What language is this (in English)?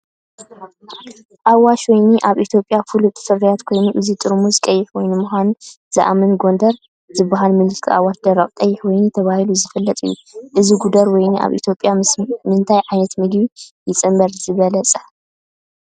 Tigrinya